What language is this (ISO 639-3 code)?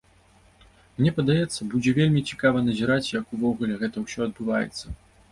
bel